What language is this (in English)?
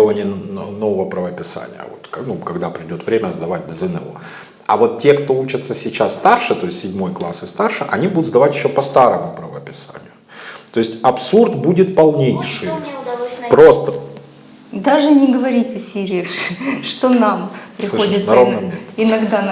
Russian